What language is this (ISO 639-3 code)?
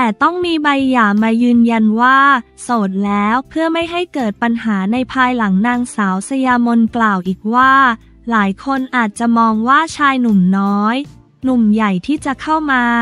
tha